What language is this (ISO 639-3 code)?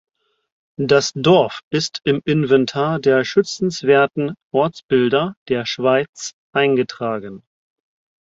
deu